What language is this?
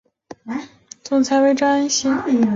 Chinese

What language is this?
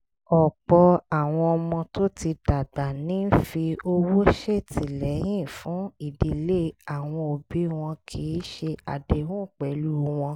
Yoruba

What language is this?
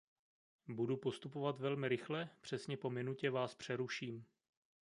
Czech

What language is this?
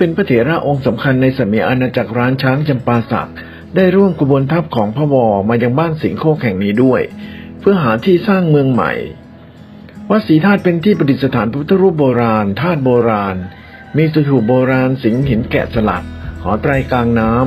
Thai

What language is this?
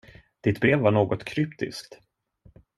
Swedish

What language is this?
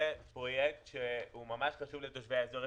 Hebrew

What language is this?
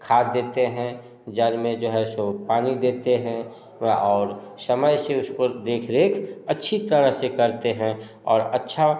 Hindi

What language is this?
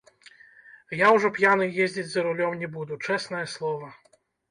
Belarusian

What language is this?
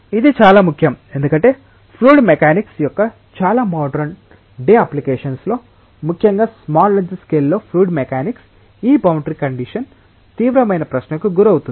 Telugu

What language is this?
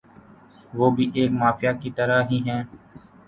Urdu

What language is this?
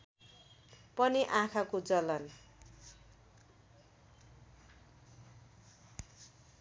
Nepali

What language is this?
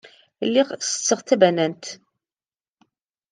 Kabyle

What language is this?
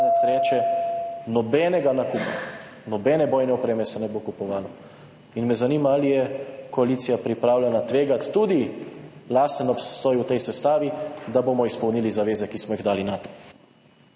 Slovenian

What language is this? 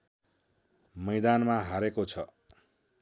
Nepali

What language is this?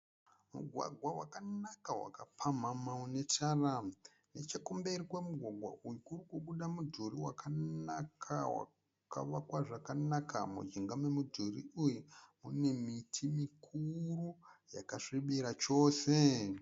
Shona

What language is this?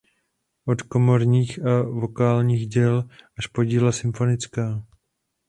Czech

